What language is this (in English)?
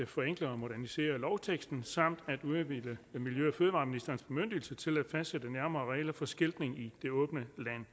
Danish